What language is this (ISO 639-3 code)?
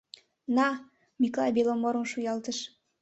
chm